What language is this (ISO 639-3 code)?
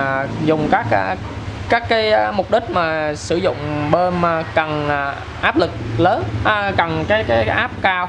vie